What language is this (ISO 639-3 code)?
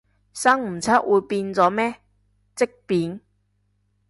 yue